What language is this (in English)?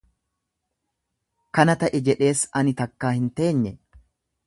Oromo